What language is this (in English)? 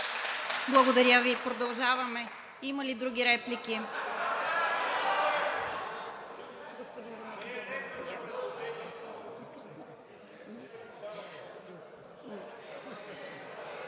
Bulgarian